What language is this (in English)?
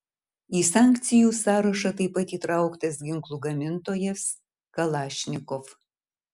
Lithuanian